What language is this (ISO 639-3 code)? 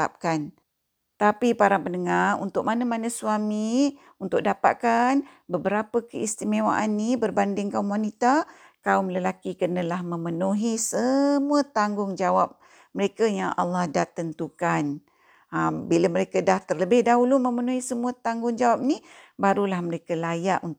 msa